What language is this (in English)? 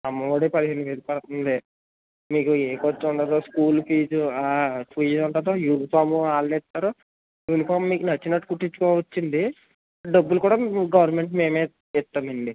Telugu